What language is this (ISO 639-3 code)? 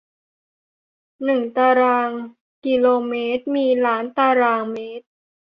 tha